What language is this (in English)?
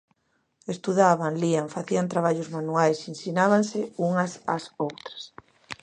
Galician